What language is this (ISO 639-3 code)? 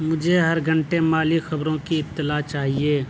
urd